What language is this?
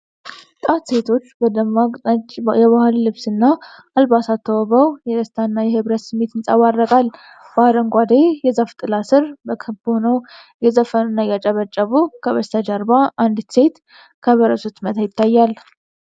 Amharic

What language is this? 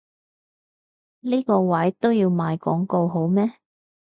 Cantonese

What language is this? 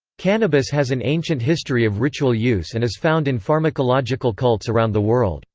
English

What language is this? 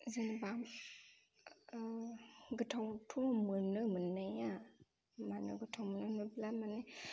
Bodo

